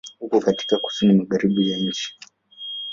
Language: Swahili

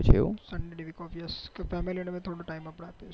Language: Gujarati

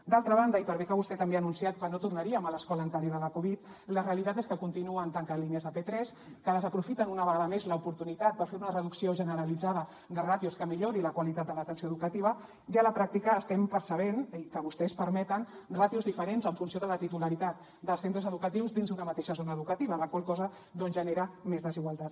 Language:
Catalan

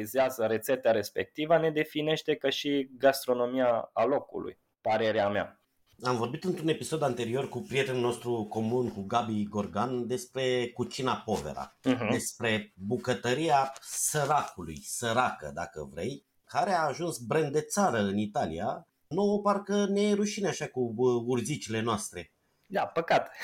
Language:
Romanian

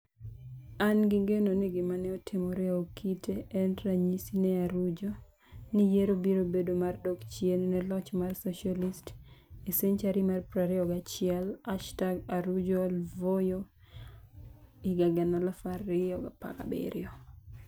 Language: Luo (Kenya and Tanzania)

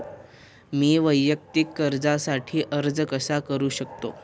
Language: Marathi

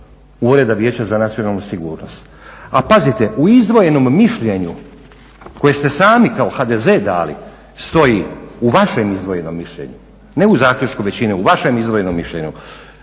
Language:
Croatian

